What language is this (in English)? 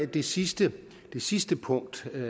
Danish